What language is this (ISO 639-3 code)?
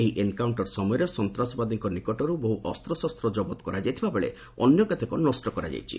ori